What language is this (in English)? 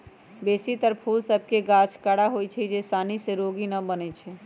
Magahi